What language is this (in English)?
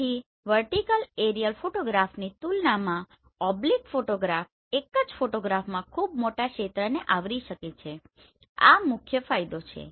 Gujarati